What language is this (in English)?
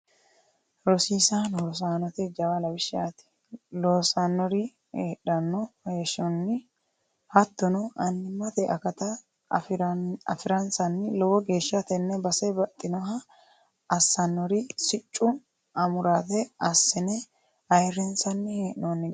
Sidamo